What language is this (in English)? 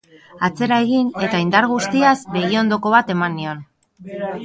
Basque